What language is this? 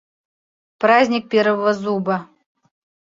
Bashkir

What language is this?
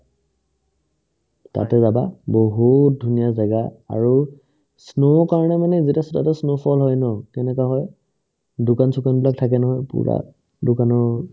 Assamese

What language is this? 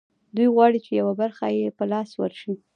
Pashto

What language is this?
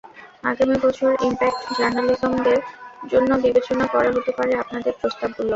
Bangla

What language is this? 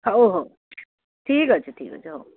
Odia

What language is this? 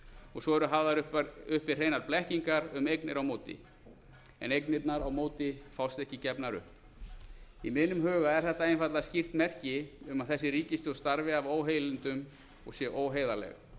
Icelandic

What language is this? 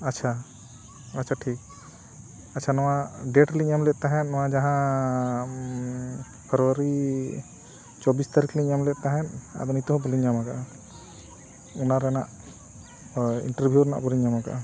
Santali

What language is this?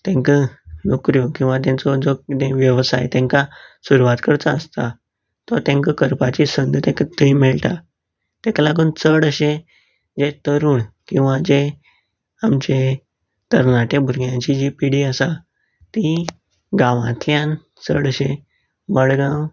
Konkani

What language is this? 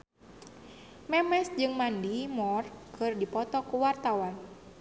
Sundanese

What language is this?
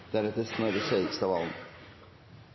Norwegian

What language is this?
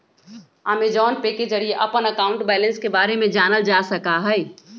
Magahi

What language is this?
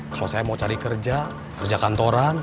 Indonesian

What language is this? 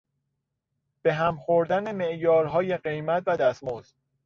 Persian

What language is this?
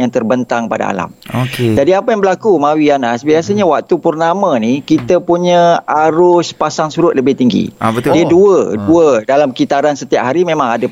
Malay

